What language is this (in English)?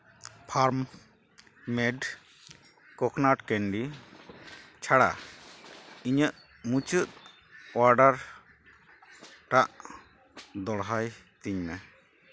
Santali